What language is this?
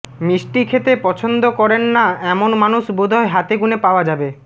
Bangla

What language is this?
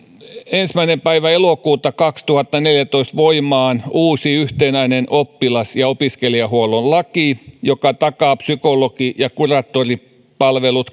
Finnish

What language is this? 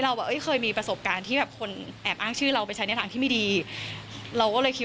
Thai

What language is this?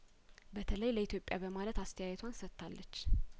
Amharic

